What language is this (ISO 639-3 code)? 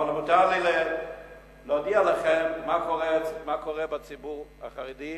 heb